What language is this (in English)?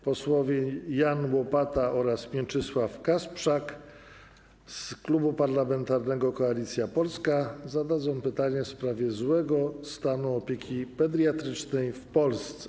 Polish